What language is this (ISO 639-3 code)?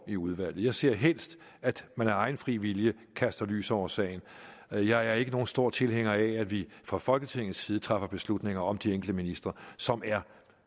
dan